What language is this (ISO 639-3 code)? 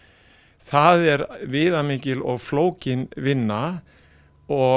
isl